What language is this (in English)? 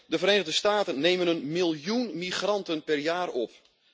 Dutch